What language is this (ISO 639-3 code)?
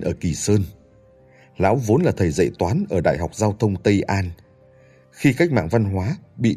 vie